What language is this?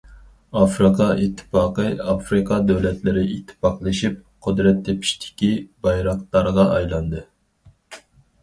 Uyghur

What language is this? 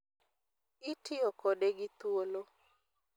Luo (Kenya and Tanzania)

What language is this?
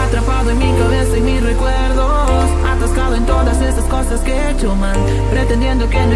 Dutch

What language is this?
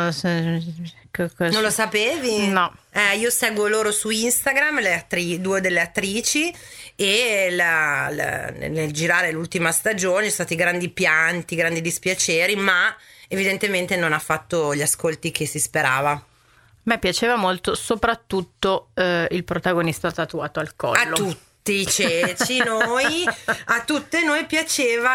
Italian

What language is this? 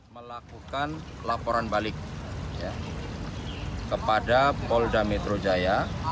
Indonesian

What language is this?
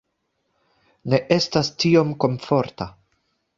Esperanto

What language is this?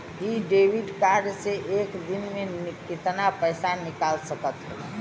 Bhojpuri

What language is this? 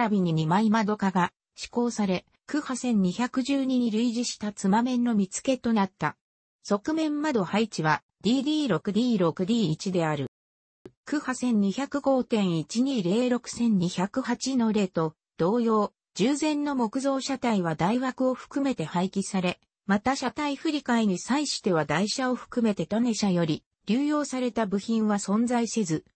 Japanese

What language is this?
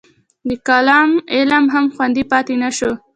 Pashto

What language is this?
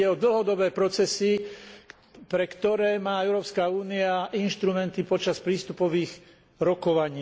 Slovak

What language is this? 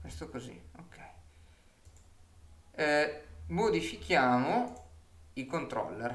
Italian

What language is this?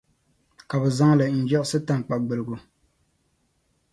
Dagbani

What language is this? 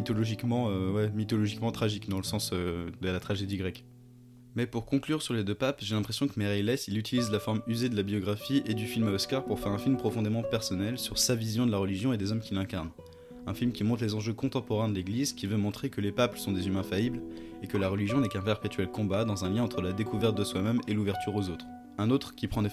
French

